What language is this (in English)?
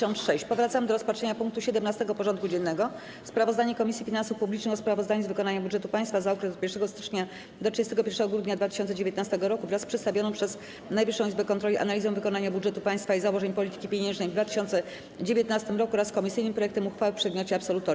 Polish